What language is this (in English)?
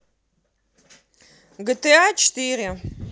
Russian